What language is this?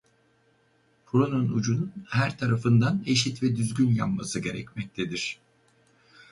Turkish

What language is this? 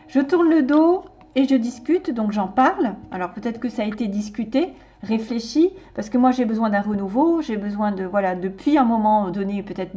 French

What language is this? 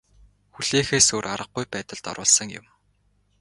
Mongolian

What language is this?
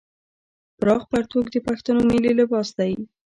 Pashto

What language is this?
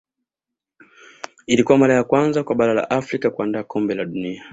Swahili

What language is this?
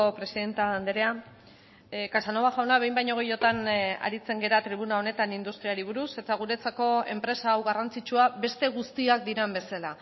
Basque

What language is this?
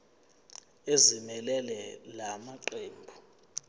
Zulu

